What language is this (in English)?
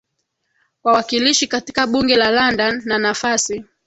Swahili